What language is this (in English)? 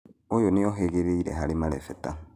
Kikuyu